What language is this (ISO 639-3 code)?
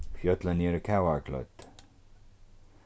fao